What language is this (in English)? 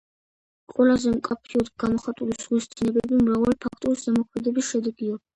Georgian